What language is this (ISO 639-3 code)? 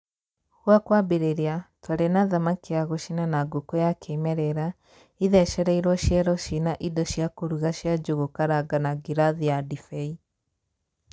kik